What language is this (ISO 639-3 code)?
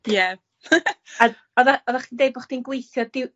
cym